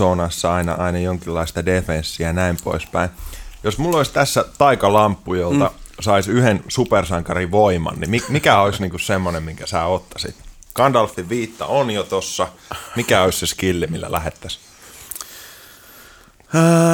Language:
Finnish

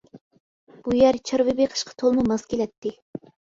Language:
Uyghur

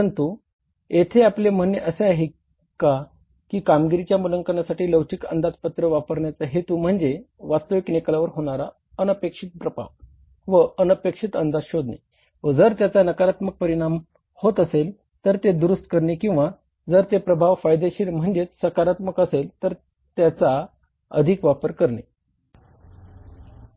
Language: Marathi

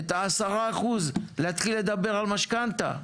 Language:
Hebrew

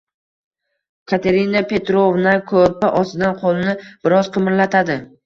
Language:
Uzbek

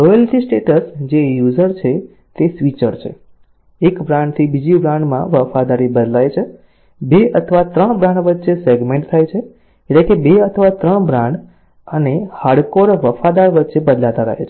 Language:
Gujarati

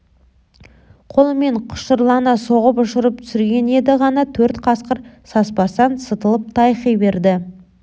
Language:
Kazakh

